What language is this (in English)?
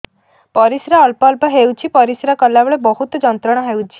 Odia